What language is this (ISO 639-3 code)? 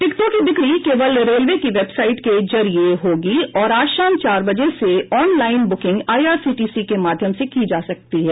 hin